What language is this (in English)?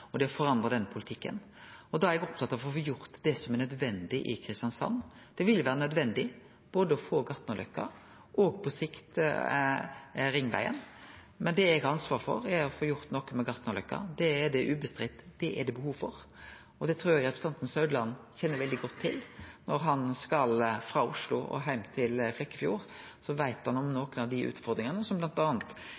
Norwegian Nynorsk